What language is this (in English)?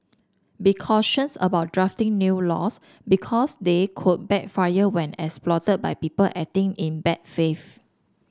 English